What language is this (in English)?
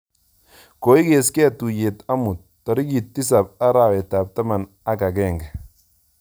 Kalenjin